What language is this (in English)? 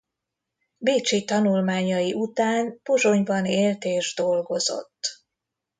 Hungarian